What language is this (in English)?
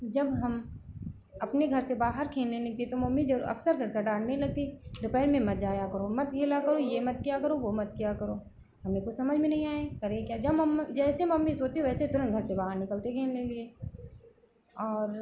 Hindi